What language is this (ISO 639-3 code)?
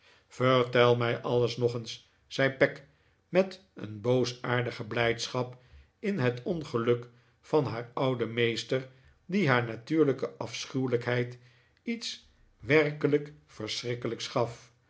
nld